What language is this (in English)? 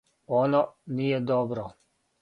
Serbian